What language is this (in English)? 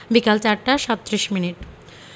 Bangla